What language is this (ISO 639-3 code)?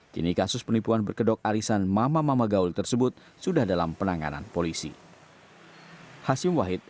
ind